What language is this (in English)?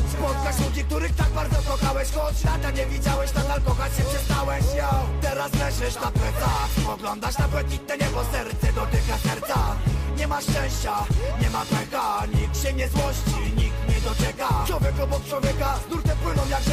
Polish